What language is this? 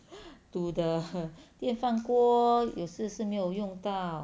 English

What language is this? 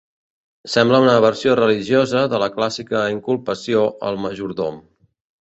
Catalan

